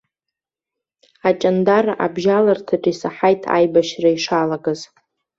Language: Abkhazian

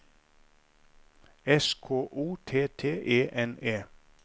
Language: Norwegian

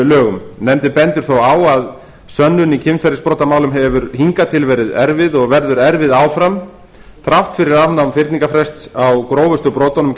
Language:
Icelandic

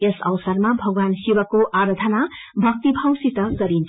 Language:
Nepali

